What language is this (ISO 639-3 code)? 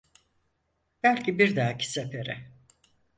tur